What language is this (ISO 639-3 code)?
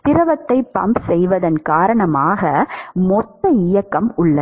tam